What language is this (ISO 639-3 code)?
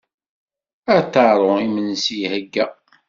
kab